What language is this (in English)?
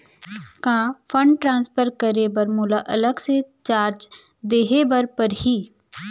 Chhattisgarhi